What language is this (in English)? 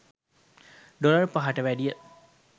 Sinhala